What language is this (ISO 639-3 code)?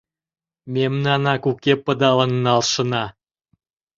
chm